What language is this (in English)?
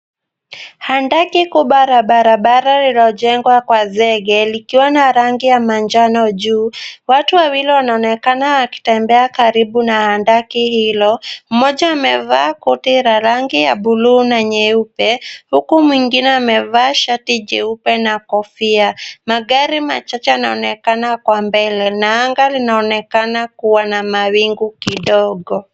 Swahili